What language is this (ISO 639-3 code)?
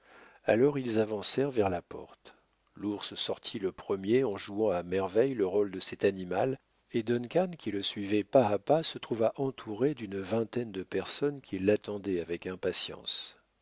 fra